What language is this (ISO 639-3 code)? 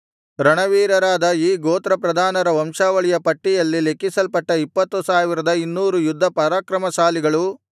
kan